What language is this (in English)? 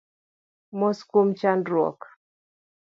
Luo (Kenya and Tanzania)